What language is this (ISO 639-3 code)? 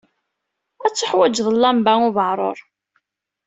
kab